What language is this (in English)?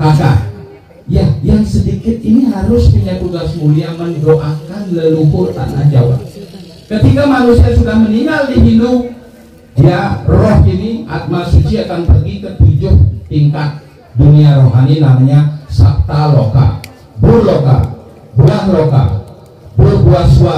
Indonesian